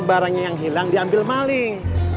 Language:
Indonesian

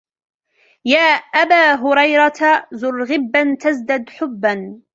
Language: Arabic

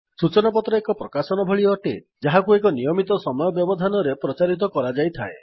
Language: Odia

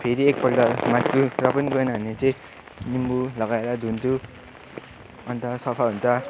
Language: Nepali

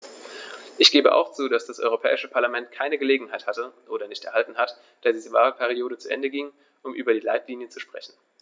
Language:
German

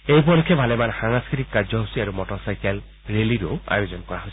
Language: Assamese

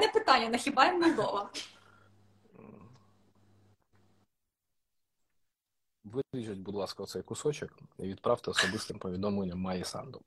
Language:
Ukrainian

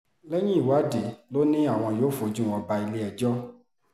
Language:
Yoruba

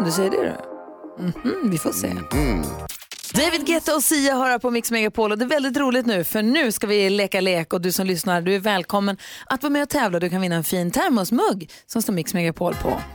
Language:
Swedish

